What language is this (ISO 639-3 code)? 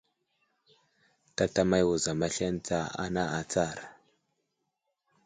udl